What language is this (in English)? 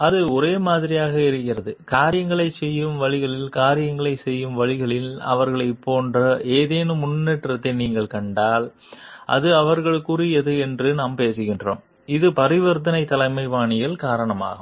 Tamil